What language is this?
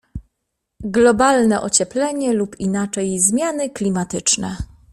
Polish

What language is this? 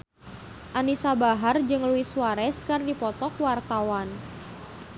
Sundanese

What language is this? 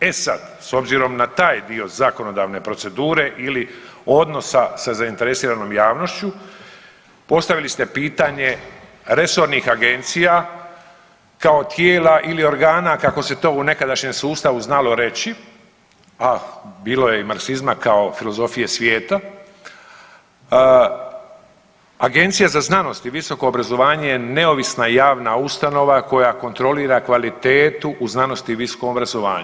Croatian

